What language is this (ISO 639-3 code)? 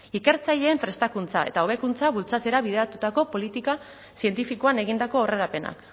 eus